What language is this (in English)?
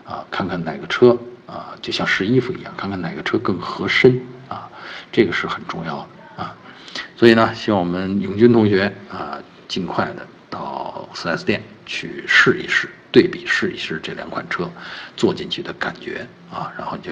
Chinese